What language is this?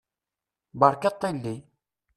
Kabyle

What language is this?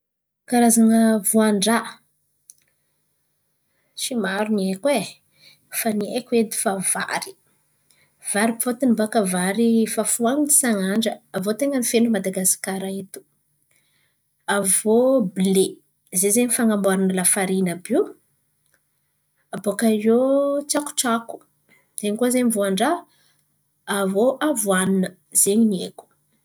Antankarana Malagasy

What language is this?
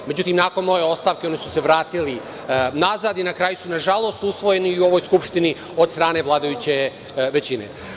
Serbian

